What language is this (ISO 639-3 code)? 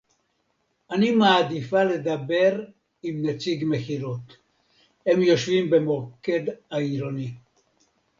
heb